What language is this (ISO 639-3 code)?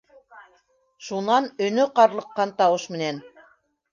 bak